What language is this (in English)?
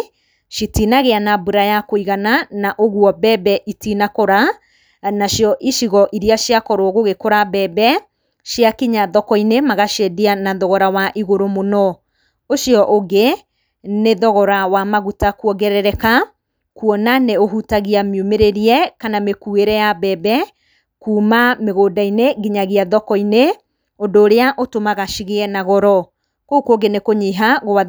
Kikuyu